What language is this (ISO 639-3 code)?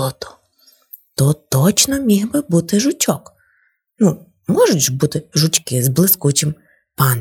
ukr